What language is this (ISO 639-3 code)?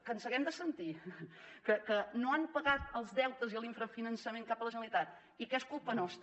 cat